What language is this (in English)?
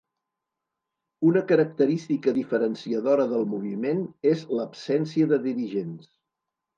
Catalan